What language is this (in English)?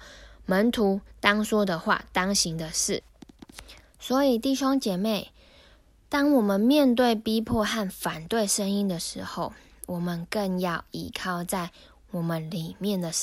Chinese